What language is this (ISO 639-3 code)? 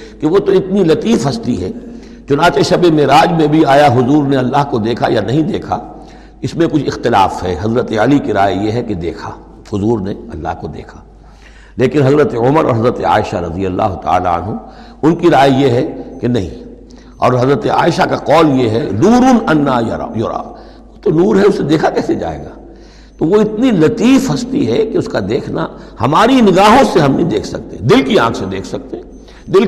urd